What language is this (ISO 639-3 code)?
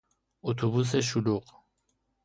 fas